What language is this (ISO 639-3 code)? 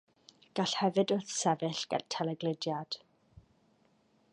cym